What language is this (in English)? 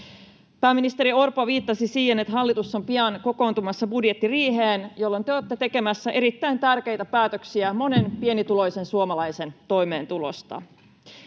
Finnish